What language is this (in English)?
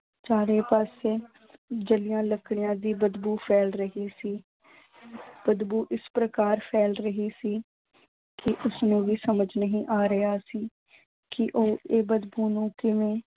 Punjabi